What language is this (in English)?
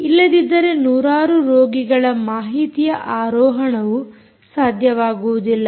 Kannada